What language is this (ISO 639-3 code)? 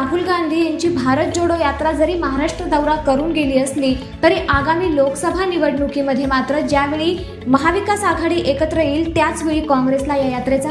mar